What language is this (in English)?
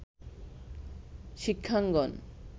Bangla